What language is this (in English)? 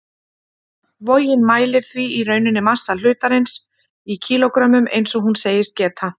Icelandic